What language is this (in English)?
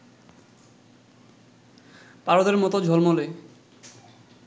Bangla